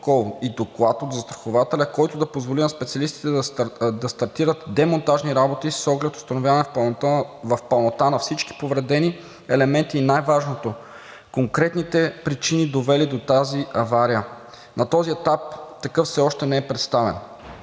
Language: Bulgarian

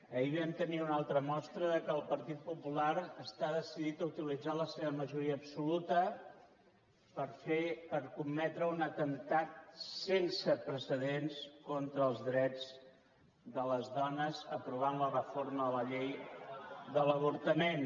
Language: Catalan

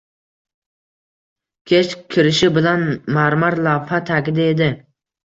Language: Uzbek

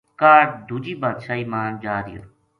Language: Gujari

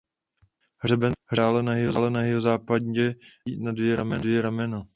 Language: Czech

